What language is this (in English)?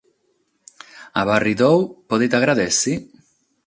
Sardinian